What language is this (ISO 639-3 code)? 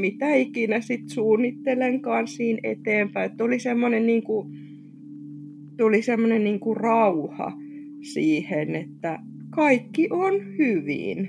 fin